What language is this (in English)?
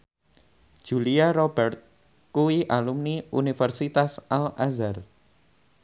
Javanese